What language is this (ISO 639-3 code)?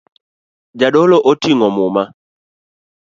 luo